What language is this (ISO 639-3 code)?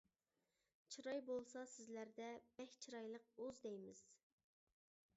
uig